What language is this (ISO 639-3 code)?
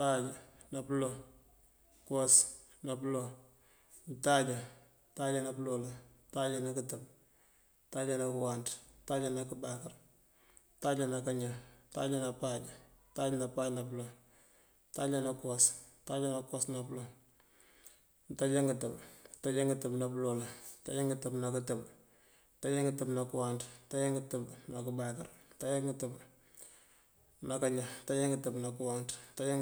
mfv